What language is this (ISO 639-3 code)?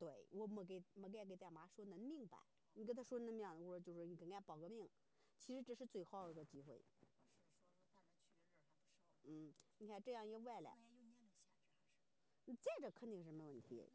zho